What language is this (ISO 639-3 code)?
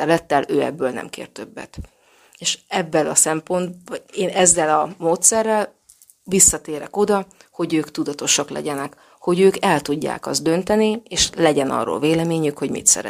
hun